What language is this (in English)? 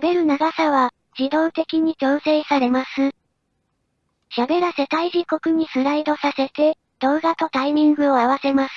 Japanese